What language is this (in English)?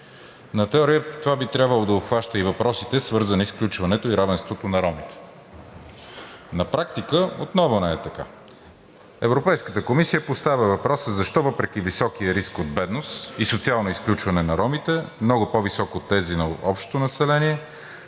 Bulgarian